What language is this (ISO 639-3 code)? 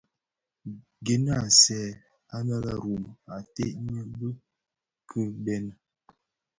ksf